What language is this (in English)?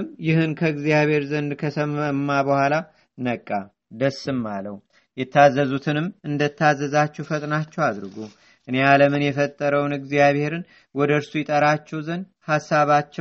Amharic